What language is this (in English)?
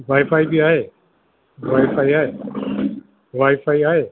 Sindhi